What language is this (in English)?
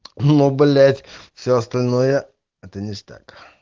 Russian